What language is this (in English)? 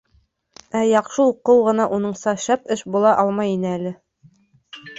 Bashkir